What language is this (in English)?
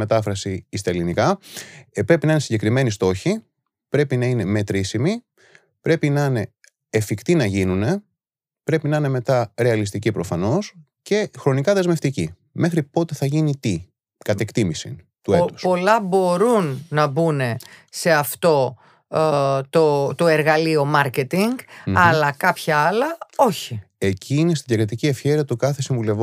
Greek